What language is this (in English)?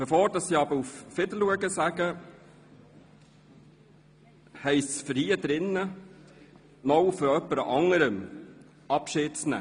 Swiss German